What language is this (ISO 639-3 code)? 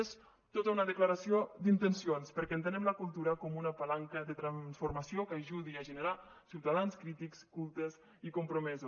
cat